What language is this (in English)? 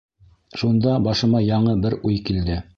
Bashkir